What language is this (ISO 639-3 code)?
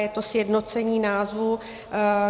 ces